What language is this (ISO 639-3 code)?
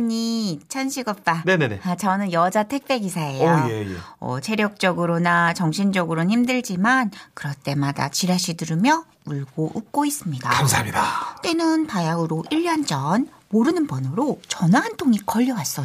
kor